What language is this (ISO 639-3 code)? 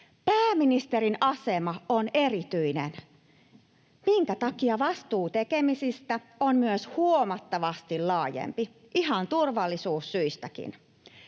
fin